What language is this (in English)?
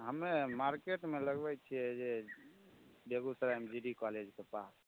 Maithili